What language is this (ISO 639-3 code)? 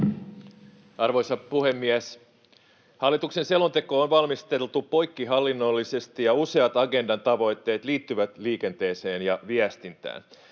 fin